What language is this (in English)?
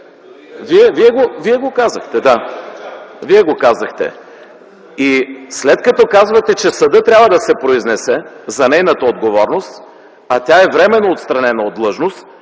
Bulgarian